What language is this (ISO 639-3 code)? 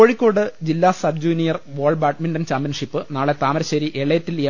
mal